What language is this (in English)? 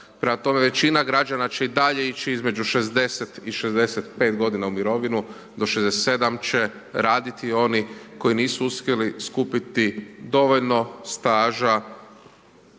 Croatian